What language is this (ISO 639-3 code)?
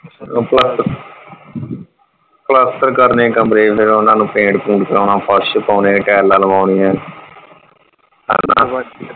pan